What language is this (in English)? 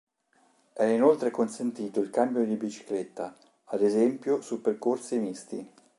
Italian